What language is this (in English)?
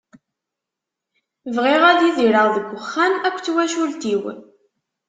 Kabyle